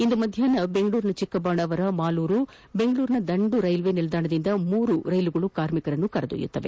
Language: Kannada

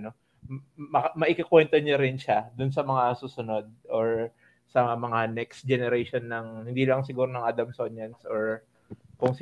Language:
Filipino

